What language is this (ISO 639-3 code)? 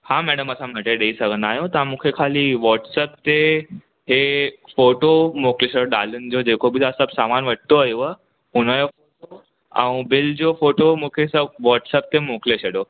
snd